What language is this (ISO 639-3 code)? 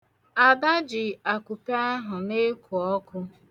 ibo